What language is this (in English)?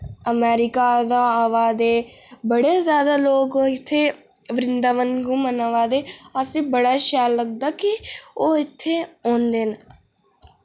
Dogri